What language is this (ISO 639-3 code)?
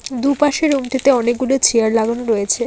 ben